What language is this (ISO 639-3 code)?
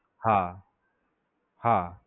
guj